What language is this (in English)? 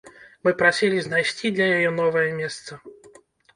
Belarusian